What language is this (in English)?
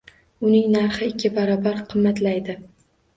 Uzbek